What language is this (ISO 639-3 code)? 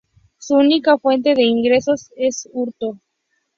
spa